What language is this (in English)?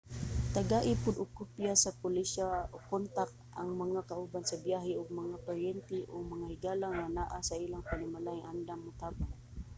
Cebuano